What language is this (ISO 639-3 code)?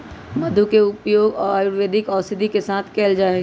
mag